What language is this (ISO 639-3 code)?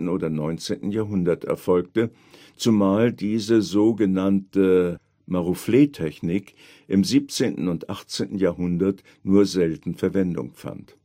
deu